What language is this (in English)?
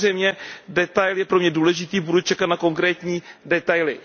Czech